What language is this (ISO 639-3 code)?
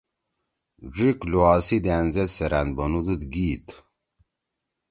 trw